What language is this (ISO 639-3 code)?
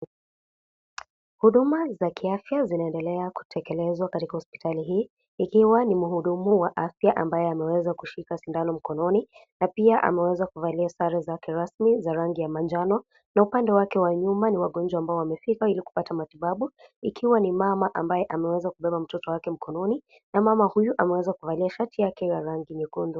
swa